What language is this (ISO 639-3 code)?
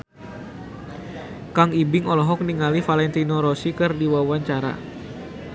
sun